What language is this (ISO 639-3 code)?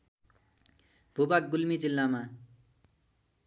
nep